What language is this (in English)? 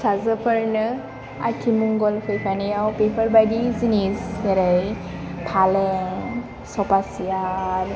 Bodo